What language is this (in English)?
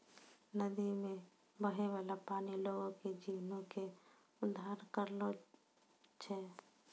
Maithili